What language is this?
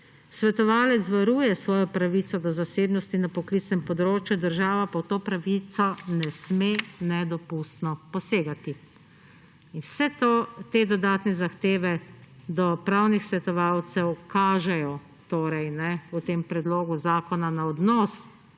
Slovenian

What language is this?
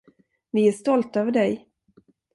Swedish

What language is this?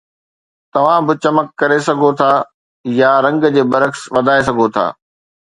Sindhi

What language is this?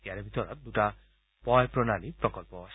Assamese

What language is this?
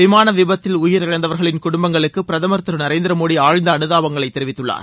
Tamil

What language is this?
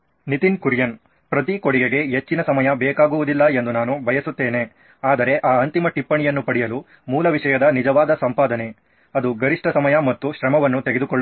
Kannada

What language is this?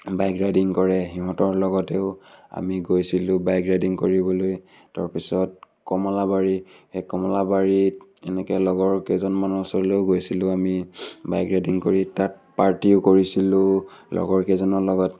Assamese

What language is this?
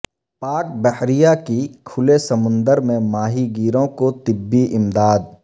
Urdu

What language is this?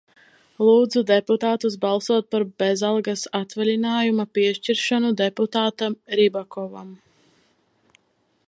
Latvian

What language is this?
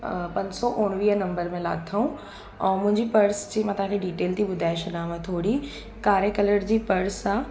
Sindhi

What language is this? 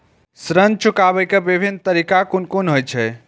Maithili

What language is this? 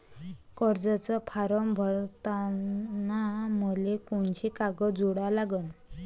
Marathi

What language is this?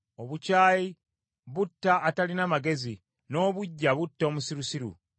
Ganda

